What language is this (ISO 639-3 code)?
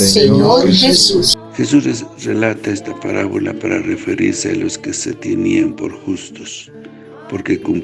spa